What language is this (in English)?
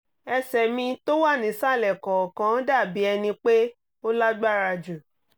Yoruba